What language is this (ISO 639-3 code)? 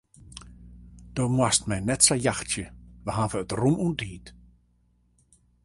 fry